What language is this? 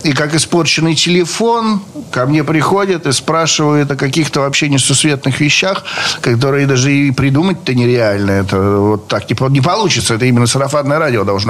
Russian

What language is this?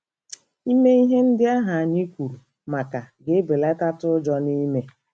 Igbo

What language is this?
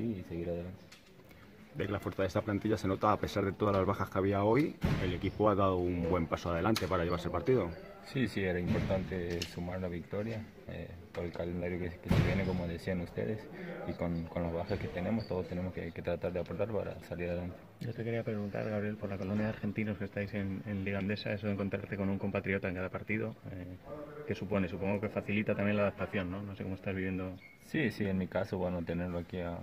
Spanish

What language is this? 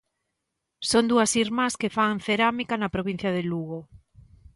Galician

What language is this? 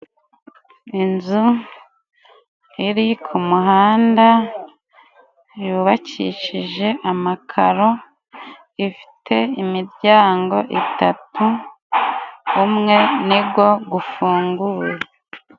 Kinyarwanda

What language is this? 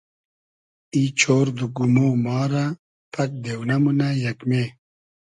Hazaragi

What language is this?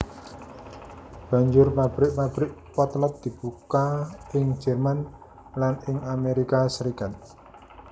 Javanese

